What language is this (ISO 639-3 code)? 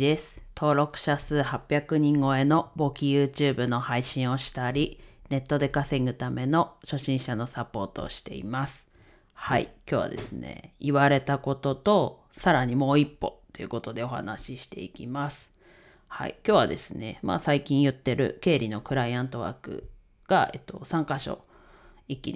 jpn